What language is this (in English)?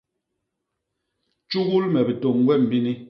Basaa